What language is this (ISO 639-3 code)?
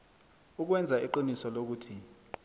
nbl